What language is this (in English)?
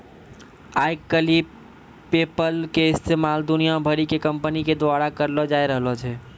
Maithili